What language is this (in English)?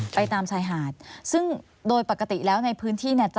Thai